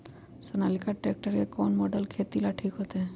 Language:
Magahi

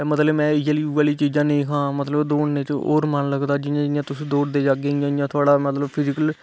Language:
Dogri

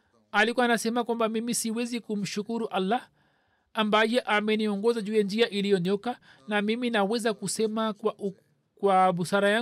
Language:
Swahili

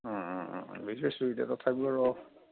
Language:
Assamese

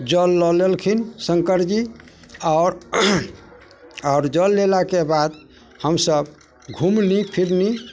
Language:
Maithili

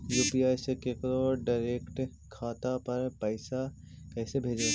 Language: Magahi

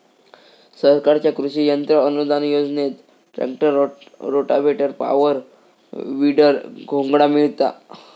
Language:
Marathi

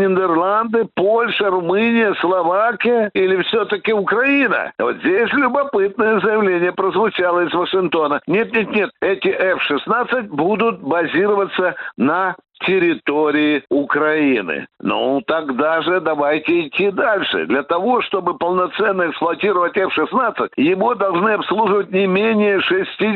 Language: Russian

